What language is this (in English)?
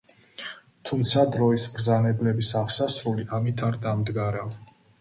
Georgian